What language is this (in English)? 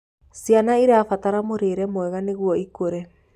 Kikuyu